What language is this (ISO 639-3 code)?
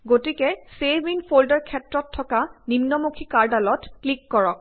asm